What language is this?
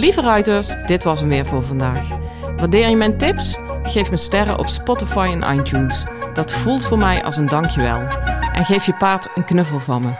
Dutch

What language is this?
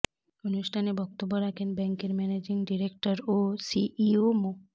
Bangla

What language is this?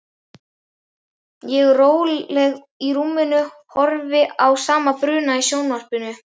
Icelandic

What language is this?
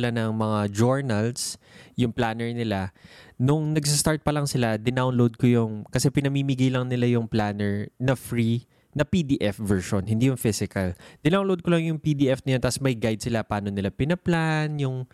Filipino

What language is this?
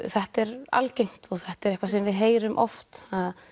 Icelandic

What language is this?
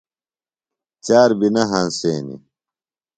Phalura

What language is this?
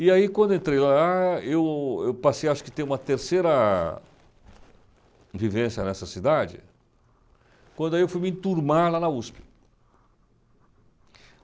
Portuguese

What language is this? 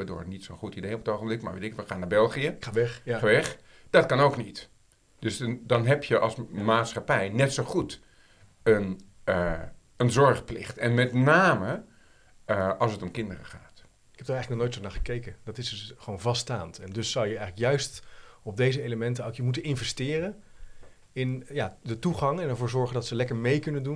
Dutch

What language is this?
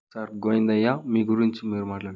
Telugu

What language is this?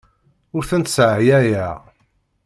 Kabyle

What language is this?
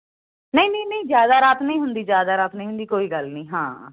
Punjabi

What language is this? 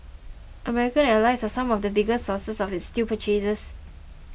English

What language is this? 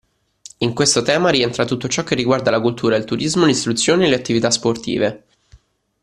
Italian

